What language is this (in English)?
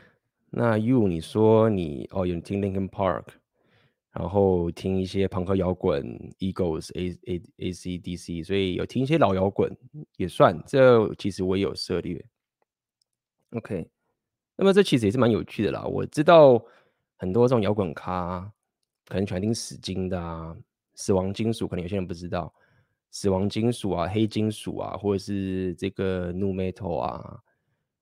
Chinese